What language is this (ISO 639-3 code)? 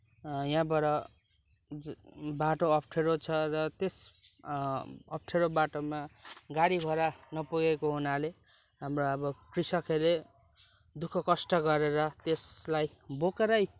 nep